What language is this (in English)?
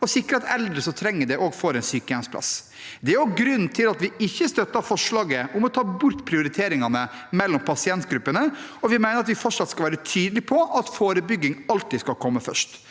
Norwegian